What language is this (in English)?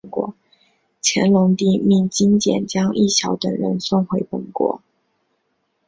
Chinese